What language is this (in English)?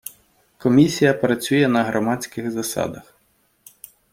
Ukrainian